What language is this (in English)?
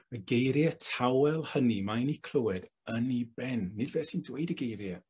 Welsh